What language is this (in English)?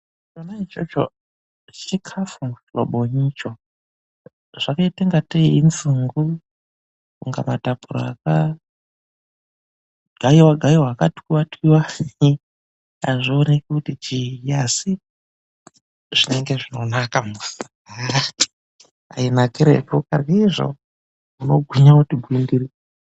Ndau